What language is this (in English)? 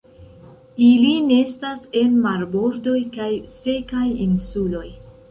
Esperanto